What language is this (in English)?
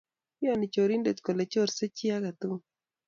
Kalenjin